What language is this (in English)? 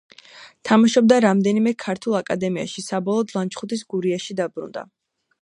Georgian